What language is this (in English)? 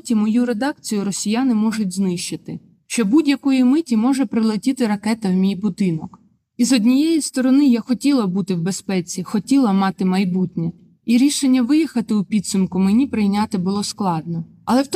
Ukrainian